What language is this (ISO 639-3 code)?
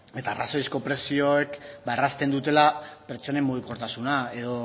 eus